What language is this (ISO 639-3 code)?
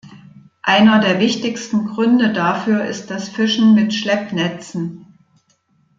deu